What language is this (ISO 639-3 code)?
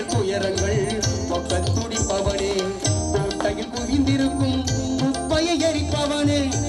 ara